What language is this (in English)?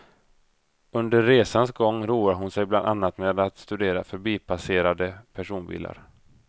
Swedish